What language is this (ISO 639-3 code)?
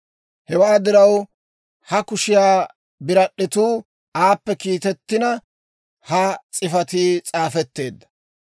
dwr